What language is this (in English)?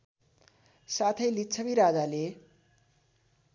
Nepali